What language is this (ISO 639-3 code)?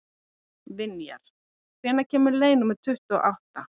isl